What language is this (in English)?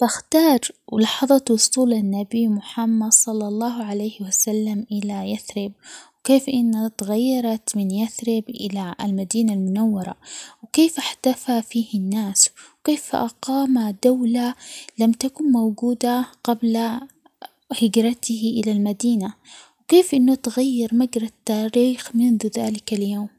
Omani Arabic